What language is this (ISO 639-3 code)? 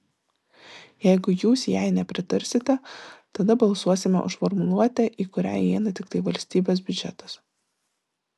lit